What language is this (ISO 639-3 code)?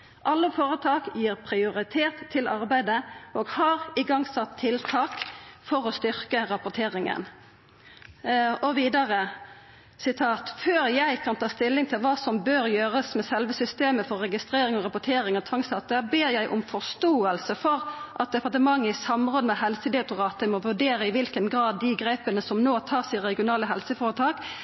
nno